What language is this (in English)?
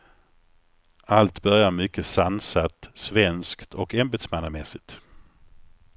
Swedish